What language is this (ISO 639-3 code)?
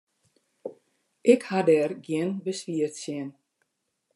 fry